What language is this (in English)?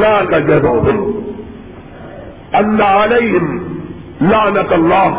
Urdu